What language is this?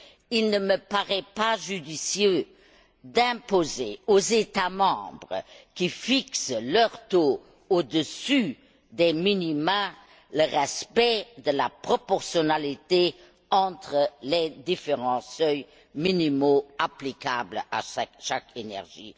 French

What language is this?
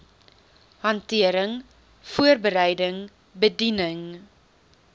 Afrikaans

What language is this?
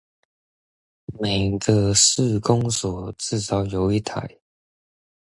Chinese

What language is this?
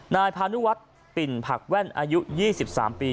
Thai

